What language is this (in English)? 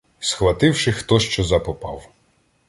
Ukrainian